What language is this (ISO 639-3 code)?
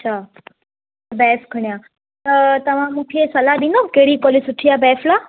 snd